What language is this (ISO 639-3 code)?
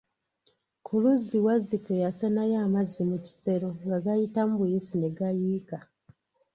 lug